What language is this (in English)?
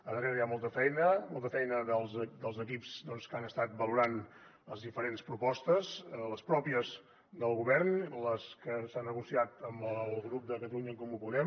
Catalan